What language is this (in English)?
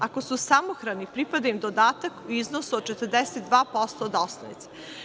Serbian